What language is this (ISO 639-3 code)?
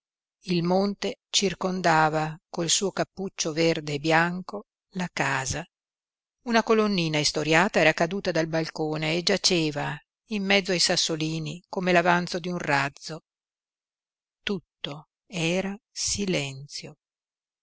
ita